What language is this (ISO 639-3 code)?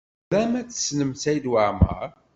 kab